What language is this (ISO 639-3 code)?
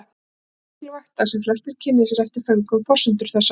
isl